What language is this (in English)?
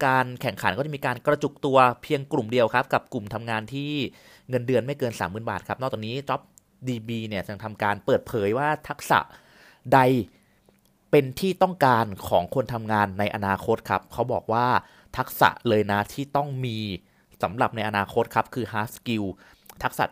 Thai